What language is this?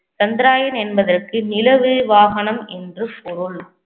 Tamil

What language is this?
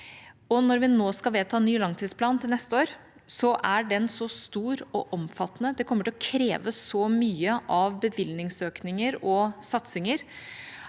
Norwegian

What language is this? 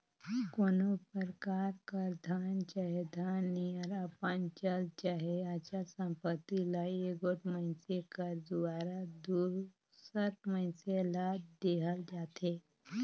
Chhattisgarhi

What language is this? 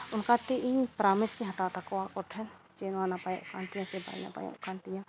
Santali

